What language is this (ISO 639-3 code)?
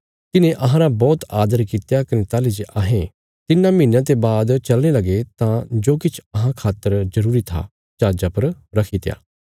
kfs